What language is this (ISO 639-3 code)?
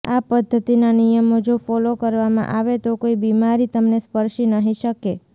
guj